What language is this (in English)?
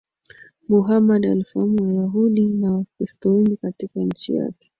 Swahili